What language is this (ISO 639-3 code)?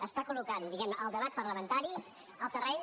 cat